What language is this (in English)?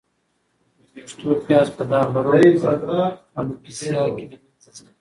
Pashto